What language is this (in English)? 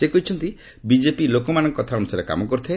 Odia